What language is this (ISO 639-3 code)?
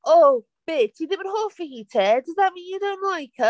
cym